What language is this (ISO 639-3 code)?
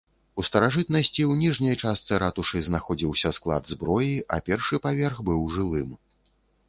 bel